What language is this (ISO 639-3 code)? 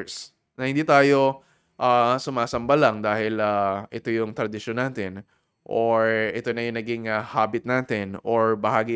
fil